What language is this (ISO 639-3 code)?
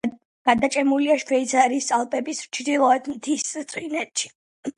kat